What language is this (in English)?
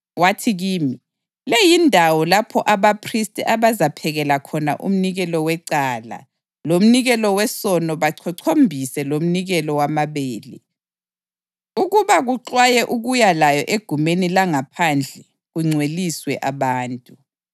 North Ndebele